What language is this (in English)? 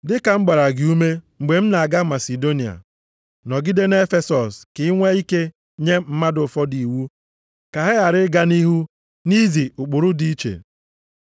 Igbo